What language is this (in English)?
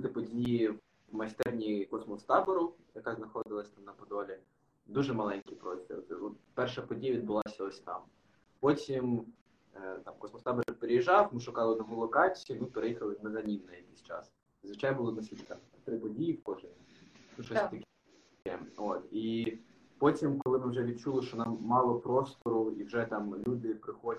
Ukrainian